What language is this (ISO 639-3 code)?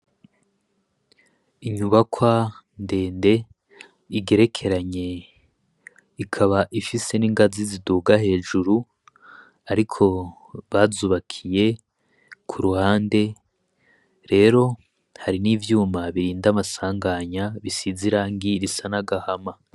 run